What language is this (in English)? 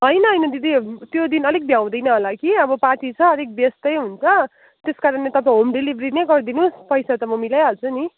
Nepali